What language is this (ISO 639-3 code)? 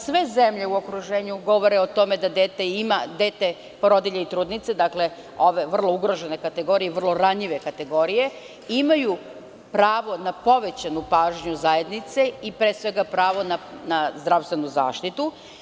srp